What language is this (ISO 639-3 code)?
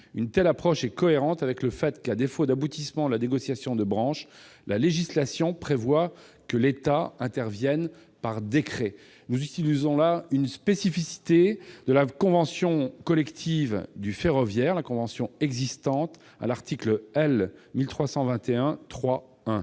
fra